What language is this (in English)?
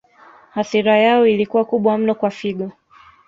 Swahili